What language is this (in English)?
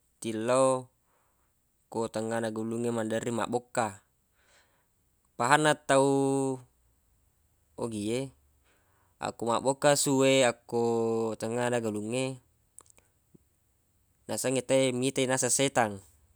Buginese